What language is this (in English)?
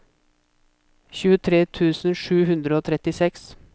Norwegian